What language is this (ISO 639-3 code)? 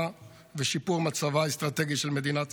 heb